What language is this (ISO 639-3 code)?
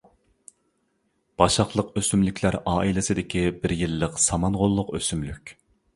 uig